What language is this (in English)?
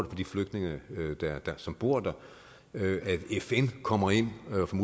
Danish